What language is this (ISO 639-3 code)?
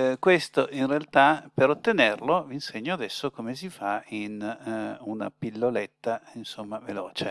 ita